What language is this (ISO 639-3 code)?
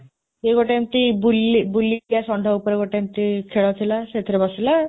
ori